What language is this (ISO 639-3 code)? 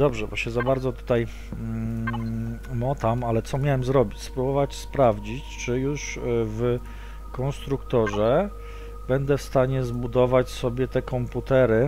pol